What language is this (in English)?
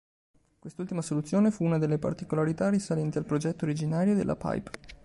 Italian